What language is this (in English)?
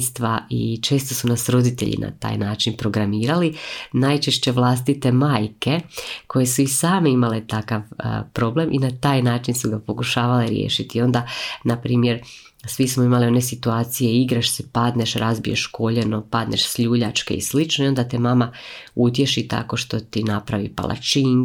Croatian